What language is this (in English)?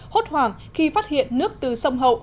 Vietnamese